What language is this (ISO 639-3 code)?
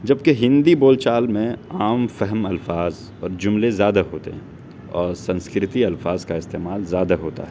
urd